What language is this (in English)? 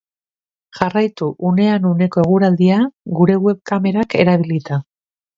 Basque